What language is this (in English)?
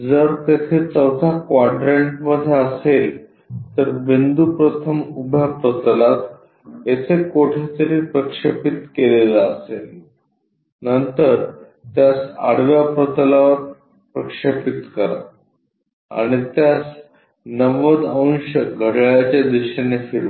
Marathi